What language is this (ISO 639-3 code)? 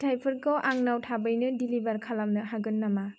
brx